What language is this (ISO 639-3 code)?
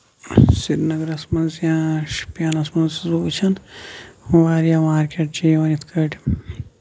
kas